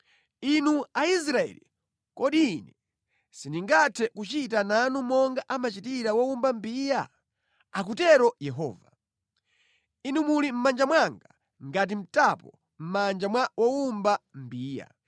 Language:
Nyanja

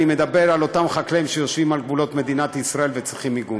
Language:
Hebrew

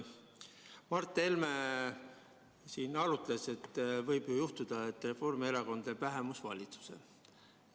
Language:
Estonian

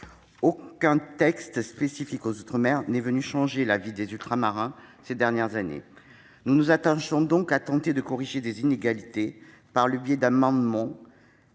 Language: French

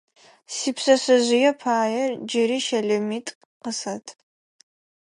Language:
Adyghe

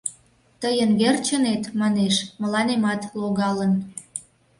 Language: Mari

